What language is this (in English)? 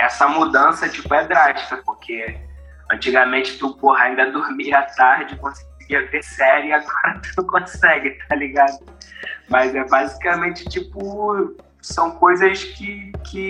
Portuguese